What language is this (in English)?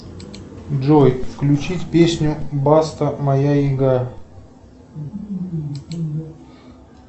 Russian